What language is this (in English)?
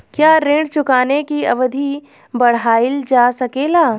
Bhojpuri